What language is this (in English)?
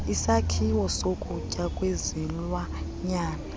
Xhosa